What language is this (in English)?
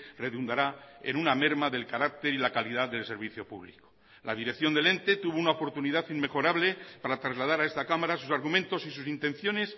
Spanish